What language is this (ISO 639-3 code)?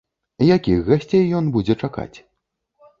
bel